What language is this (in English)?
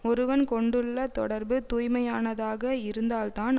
Tamil